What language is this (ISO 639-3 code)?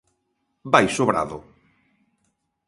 glg